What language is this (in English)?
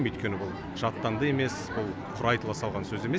Kazakh